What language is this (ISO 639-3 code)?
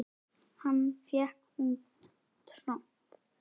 isl